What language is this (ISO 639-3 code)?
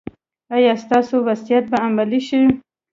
pus